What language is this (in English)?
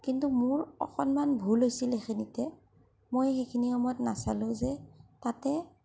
Assamese